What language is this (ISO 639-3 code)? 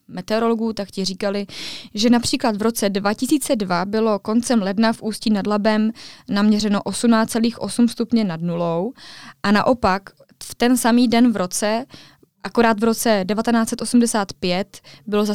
ces